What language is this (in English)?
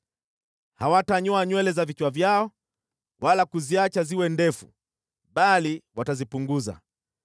Swahili